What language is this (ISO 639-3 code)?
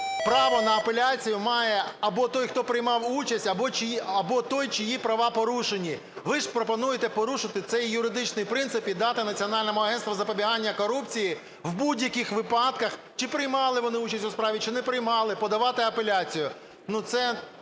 ukr